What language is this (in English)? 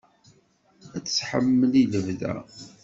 Kabyle